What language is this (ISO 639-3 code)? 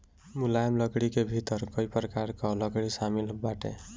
bho